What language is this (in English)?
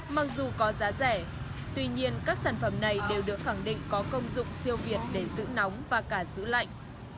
Vietnamese